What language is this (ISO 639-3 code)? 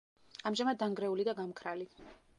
kat